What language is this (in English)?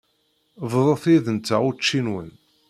Kabyle